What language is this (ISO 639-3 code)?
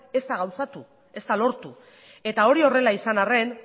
eus